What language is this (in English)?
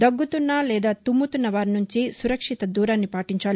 Telugu